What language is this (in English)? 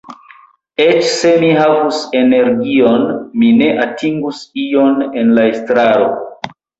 Esperanto